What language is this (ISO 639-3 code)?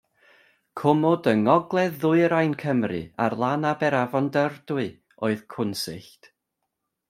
cym